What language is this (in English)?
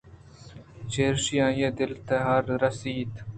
Eastern Balochi